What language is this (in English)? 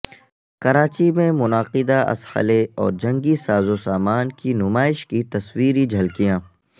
Urdu